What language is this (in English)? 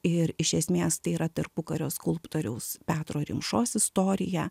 Lithuanian